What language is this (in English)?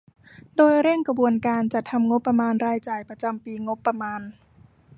Thai